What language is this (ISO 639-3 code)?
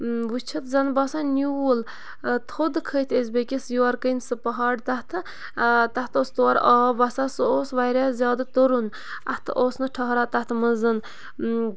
kas